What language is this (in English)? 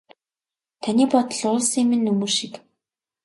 Mongolian